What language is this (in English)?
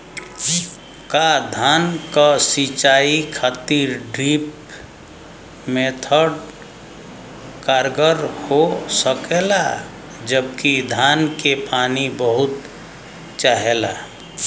Bhojpuri